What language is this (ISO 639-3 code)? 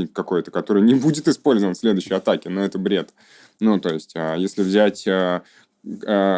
rus